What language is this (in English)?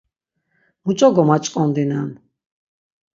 Laz